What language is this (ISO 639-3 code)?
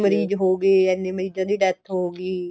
pan